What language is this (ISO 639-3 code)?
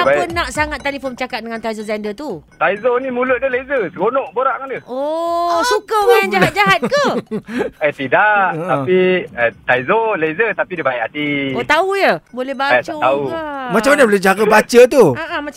msa